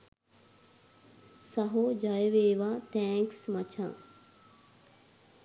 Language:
Sinhala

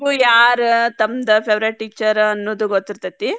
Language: Kannada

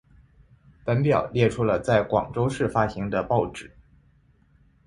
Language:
Chinese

